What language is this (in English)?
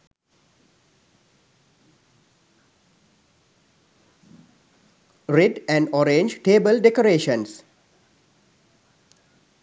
Sinhala